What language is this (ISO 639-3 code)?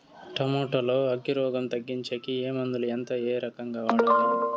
tel